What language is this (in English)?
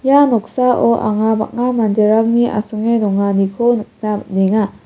Garo